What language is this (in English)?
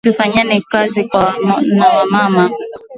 Swahili